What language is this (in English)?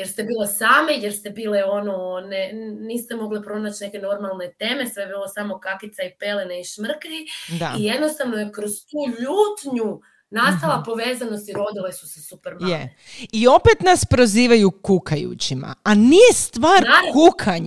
Croatian